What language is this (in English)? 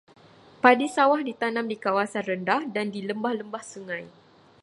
Malay